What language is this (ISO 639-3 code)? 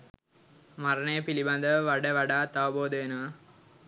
sin